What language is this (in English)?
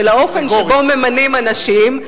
Hebrew